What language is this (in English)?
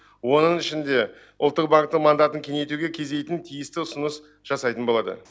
Kazakh